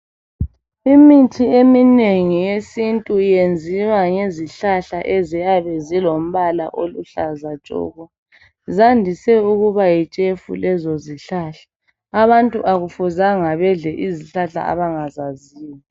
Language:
North Ndebele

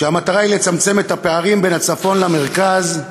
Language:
Hebrew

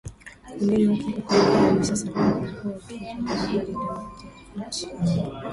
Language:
Swahili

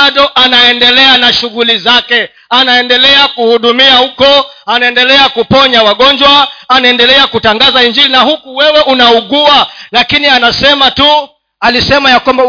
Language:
Swahili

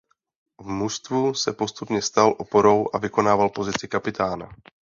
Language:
Czech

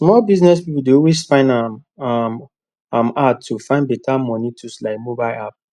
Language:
Nigerian Pidgin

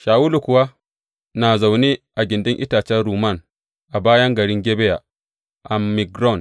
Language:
Hausa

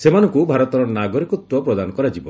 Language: Odia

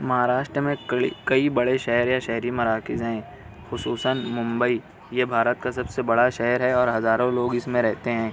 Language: Urdu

